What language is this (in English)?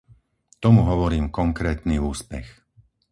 Slovak